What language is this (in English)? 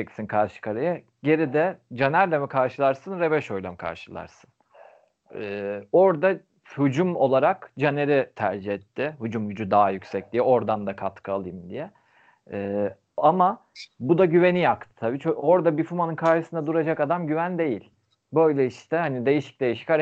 Turkish